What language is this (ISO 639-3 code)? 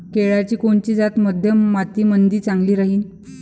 mar